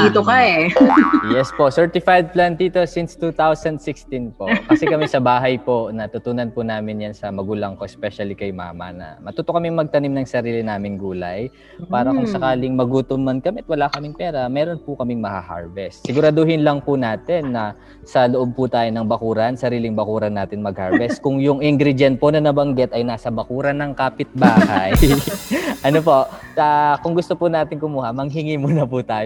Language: Filipino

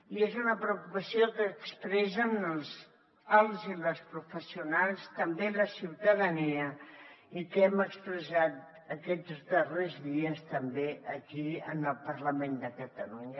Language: Catalan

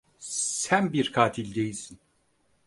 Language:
Turkish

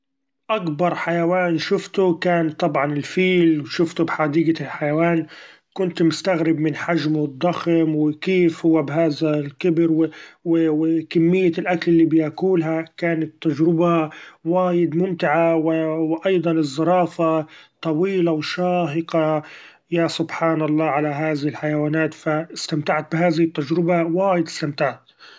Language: Gulf Arabic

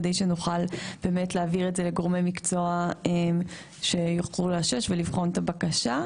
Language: Hebrew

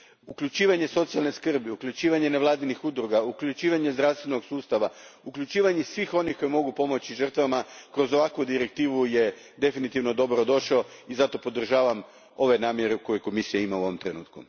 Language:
Croatian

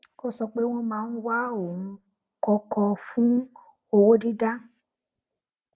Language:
Yoruba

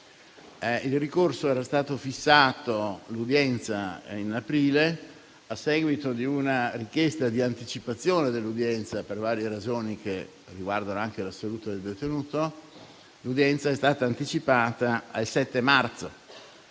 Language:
Italian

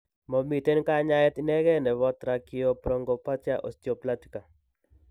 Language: Kalenjin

